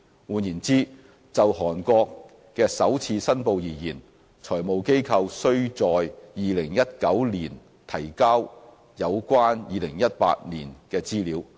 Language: Cantonese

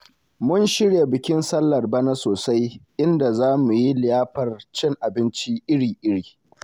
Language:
Hausa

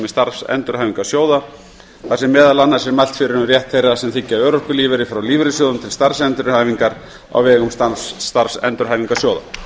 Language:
Icelandic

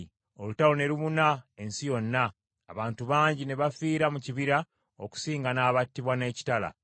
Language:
Ganda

